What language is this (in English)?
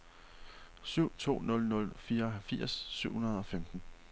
Danish